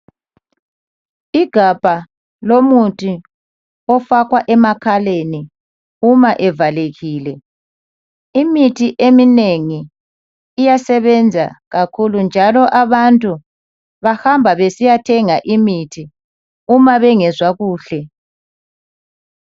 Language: North Ndebele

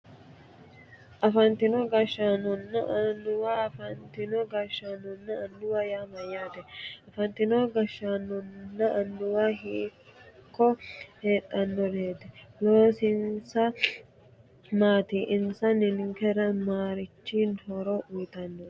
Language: Sidamo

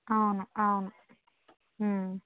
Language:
Telugu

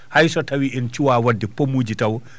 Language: Fula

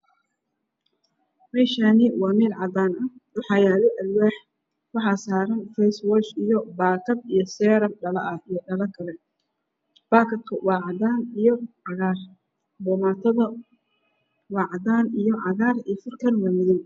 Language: Somali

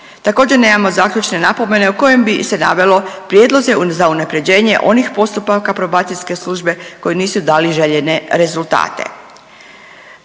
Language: Croatian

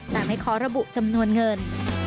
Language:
Thai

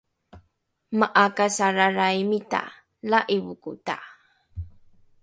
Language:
Rukai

